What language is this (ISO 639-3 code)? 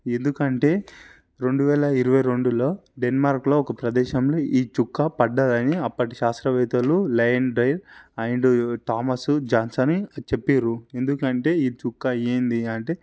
tel